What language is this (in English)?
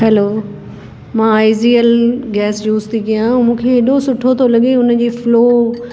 Sindhi